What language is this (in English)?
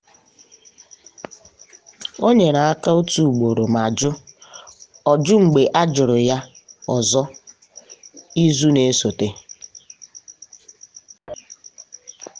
Igbo